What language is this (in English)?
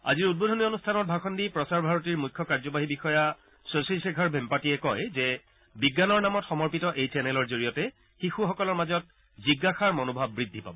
Assamese